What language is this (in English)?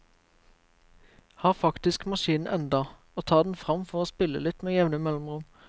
Norwegian